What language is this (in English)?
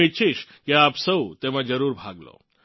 Gujarati